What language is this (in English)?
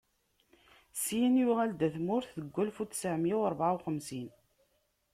Kabyle